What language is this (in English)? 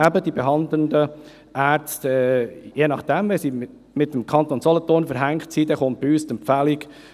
Swiss German